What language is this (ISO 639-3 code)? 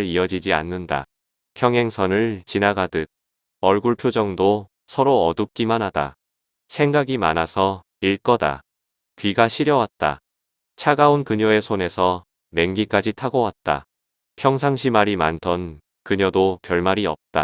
kor